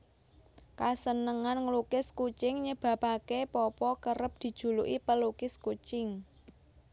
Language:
Javanese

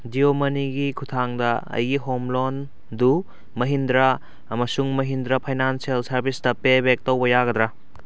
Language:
Manipuri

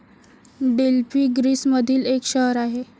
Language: Marathi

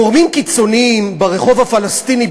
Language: Hebrew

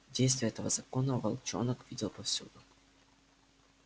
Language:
Russian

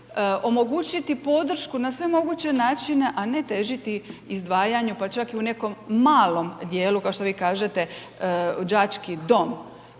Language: Croatian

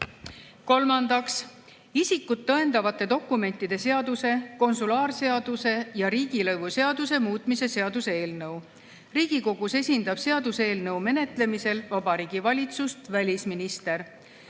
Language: Estonian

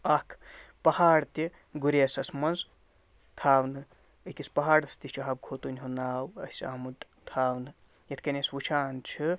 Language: Kashmiri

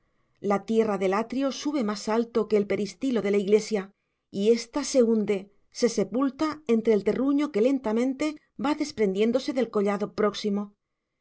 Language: Spanish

